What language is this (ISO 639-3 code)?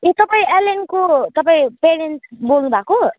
nep